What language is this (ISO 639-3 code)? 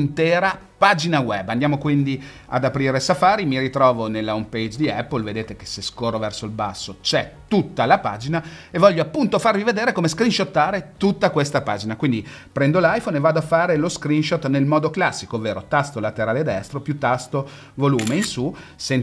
ita